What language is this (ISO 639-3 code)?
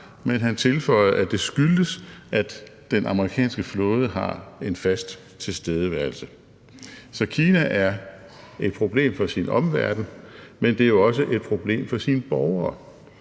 dan